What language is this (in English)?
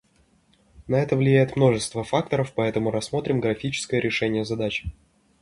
Russian